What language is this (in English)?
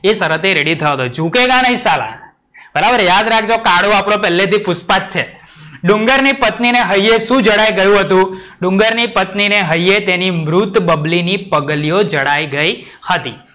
Gujarati